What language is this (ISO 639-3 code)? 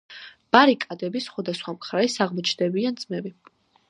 kat